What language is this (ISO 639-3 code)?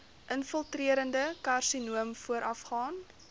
afr